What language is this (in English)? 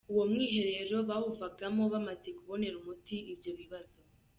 Kinyarwanda